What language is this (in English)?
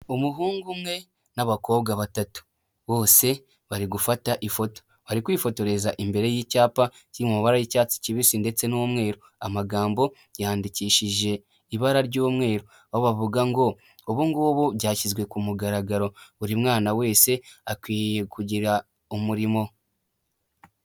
Kinyarwanda